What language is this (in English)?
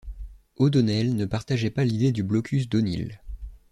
French